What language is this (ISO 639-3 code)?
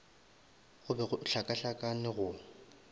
nso